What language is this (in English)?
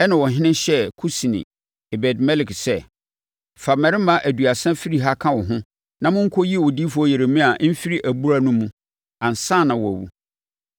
Akan